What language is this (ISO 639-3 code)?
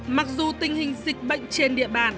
vie